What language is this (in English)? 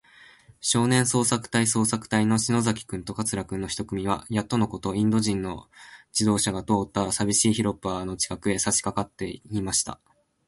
Japanese